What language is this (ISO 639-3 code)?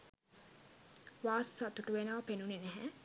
sin